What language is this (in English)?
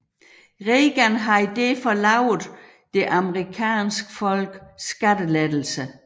Danish